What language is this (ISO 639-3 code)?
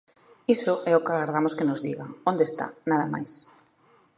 glg